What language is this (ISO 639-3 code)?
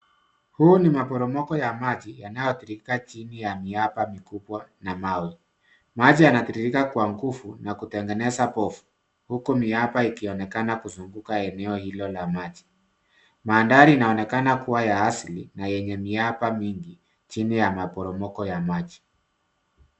swa